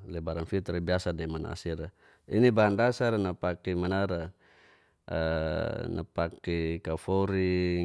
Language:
Geser-Gorom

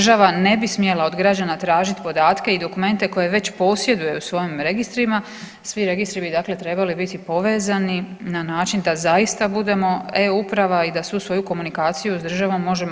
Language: Croatian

